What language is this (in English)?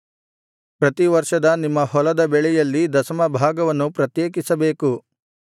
Kannada